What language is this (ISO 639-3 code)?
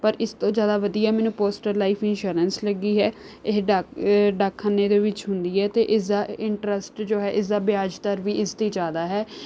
pan